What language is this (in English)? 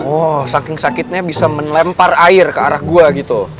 Indonesian